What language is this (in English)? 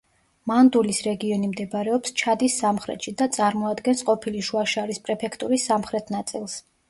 Georgian